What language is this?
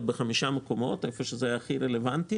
Hebrew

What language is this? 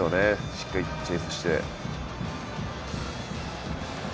Japanese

